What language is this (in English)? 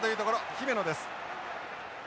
Japanese